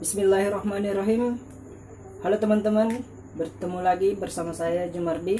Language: Indonesian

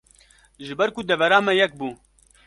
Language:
Kurdish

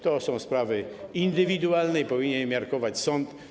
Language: Polish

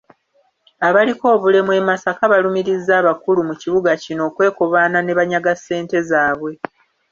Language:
Ganda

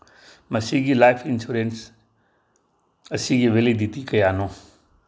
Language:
Manipuri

